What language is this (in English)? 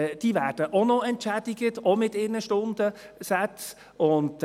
Swiss German